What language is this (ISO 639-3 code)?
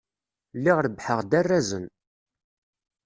kab